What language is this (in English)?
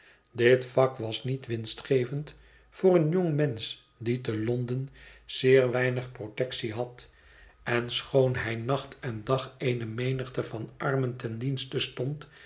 Dutch